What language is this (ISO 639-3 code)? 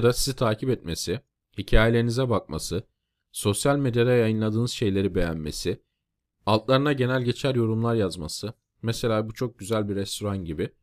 tur